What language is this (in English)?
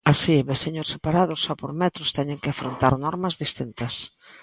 Galician